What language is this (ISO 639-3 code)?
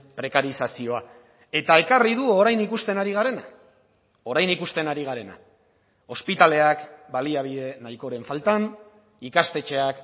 eus